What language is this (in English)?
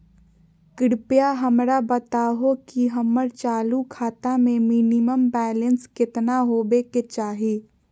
Magahi